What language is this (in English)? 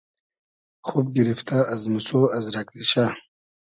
Hazaragi